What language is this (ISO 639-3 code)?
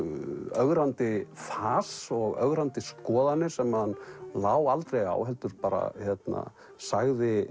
isl